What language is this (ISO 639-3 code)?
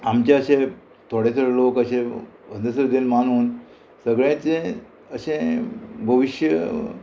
kok